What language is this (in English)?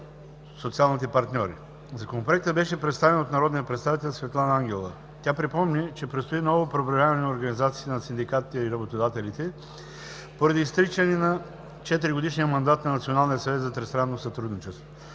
Bulgarian